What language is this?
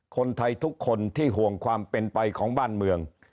Thai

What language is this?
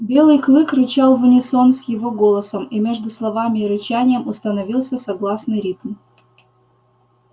Russian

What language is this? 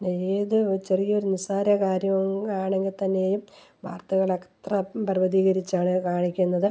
Malayalam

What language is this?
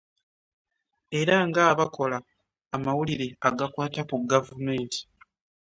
Ganda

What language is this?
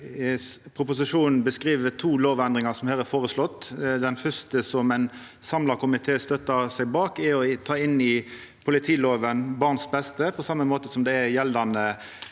Norwegian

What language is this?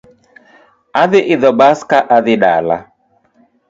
Luo (Kenya and Tanzania)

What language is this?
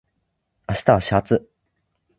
Japanese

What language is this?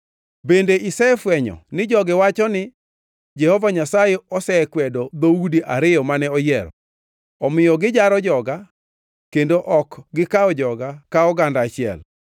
Luo (Kenya and Tanzania)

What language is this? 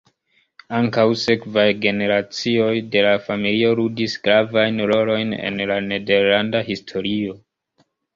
Esperanto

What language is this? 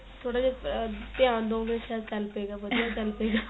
Punjabi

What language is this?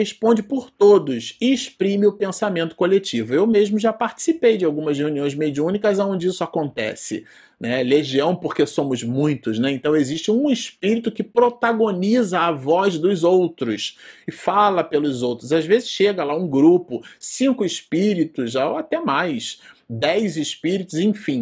Portuguese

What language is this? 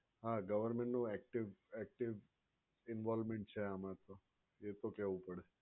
Gujarati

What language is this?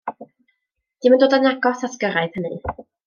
Welsh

